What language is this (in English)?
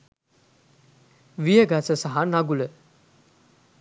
Sinhala